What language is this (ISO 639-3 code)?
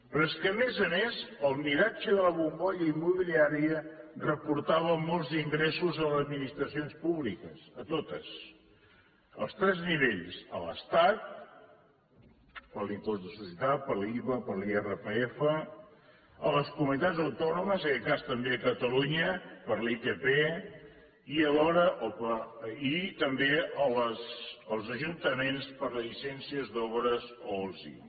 cat